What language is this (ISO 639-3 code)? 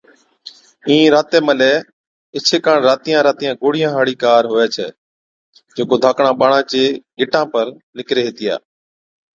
odk